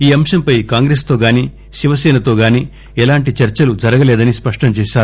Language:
Telugu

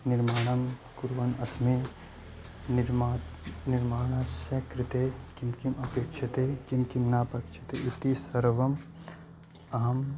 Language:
Sanskrit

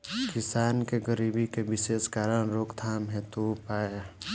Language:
Bhojpuri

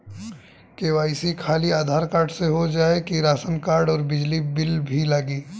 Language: Bhojpuri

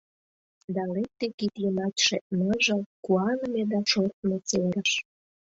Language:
Mari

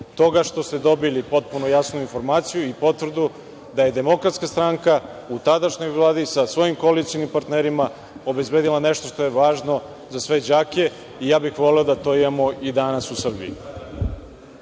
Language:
Serbian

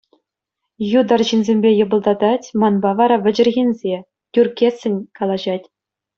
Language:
Chuvash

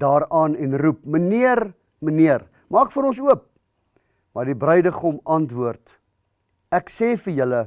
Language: Dutch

